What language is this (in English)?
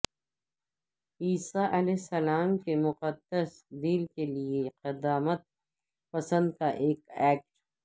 Urdu